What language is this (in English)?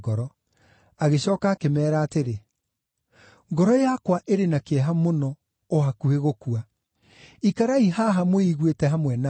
Kikuyu